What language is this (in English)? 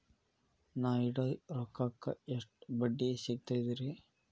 Kannada